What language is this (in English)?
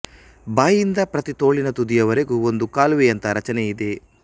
Kannada